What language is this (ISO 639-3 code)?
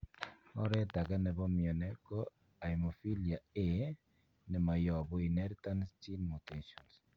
kln